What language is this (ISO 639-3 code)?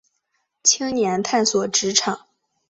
zho